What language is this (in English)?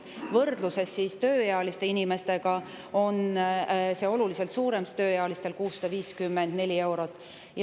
Estonian